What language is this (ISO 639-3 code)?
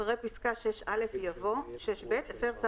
heb